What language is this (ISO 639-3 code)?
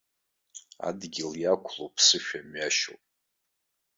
abk